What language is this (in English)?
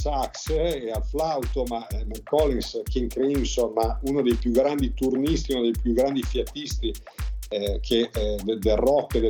Italian